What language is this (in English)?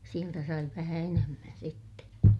Finnish